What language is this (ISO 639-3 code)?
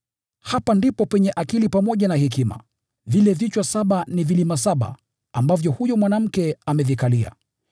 swa